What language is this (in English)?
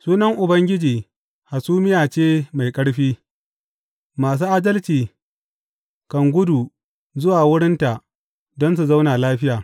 Hausa